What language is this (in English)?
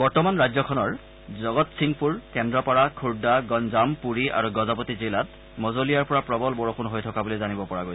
Assamese